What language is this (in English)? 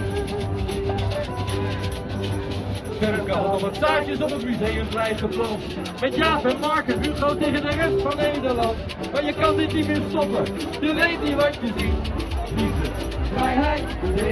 Dutch